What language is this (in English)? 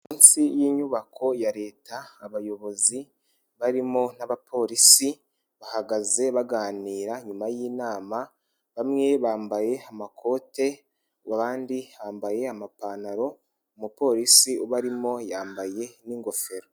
Kinyarwanda